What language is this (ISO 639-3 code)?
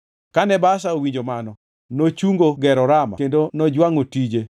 luo